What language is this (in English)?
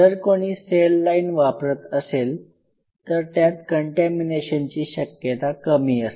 Marathi